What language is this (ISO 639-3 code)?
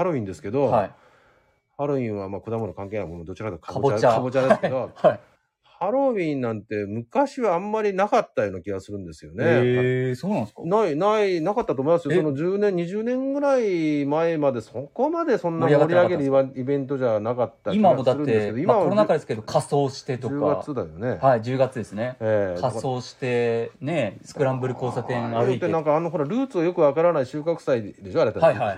jpn